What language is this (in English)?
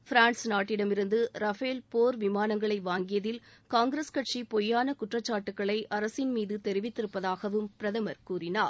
Tamil